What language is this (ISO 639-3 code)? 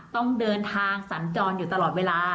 tha